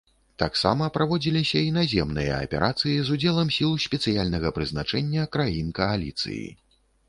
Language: Belarusian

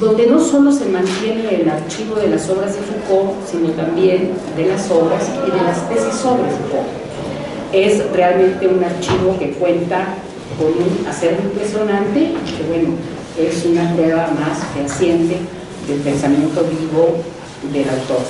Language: Spanish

